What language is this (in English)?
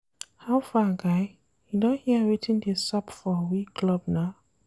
Nigerian Pidgin